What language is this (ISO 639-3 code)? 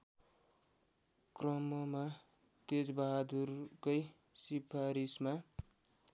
nep